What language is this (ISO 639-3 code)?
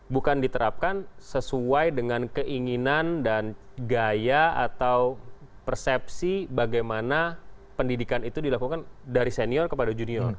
ind